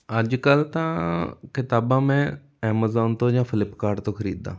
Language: Punjabi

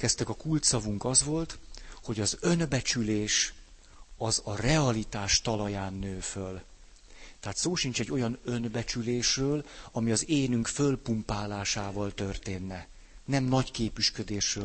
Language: Hungarian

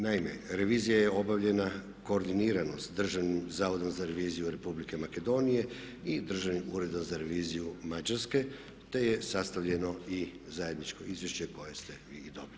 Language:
Croatian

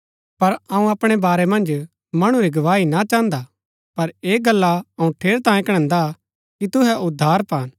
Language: Gaddi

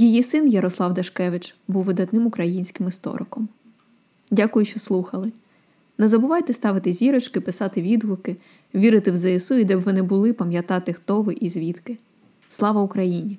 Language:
Ukrainian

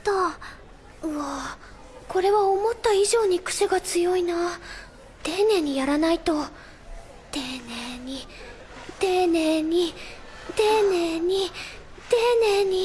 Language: Japanese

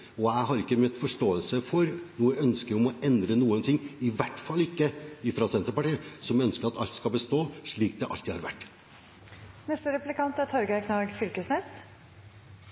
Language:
Norwegian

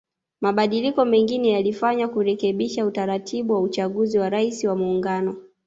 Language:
Swahili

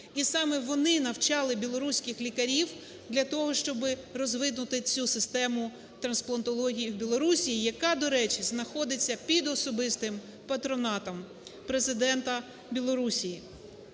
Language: Ukrainian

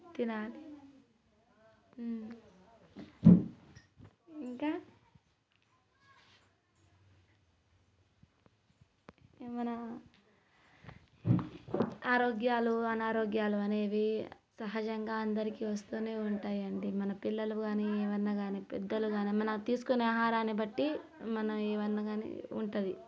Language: Telugu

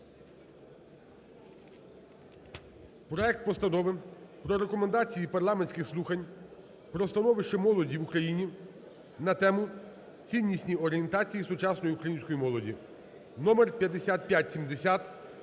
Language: Ukrainian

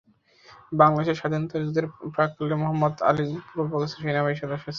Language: Bangla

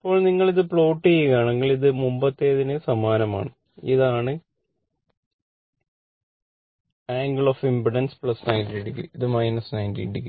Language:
Malayalam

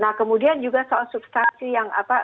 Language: Indonesian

